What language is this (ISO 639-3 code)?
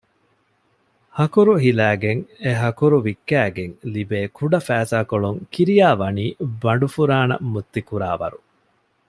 div